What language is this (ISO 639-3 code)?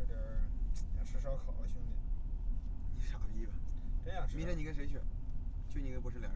zho